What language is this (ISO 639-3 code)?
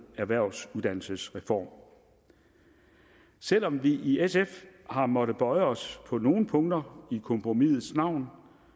dan